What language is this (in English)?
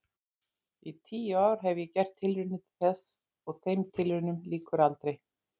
Icelandic